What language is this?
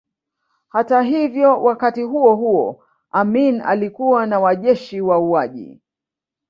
Swahili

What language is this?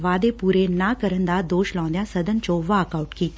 Punjabi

